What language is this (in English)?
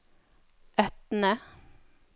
Norwegian